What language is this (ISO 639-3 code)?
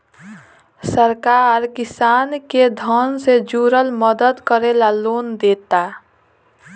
bho